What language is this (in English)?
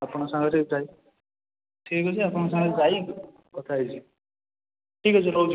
Odia